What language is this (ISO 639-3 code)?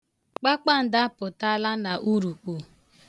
ibo